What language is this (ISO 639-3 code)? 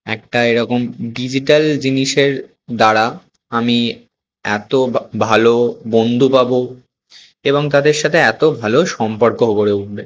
ben